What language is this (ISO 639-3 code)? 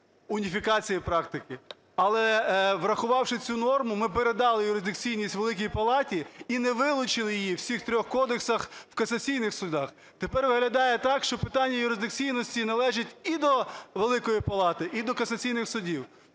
ukr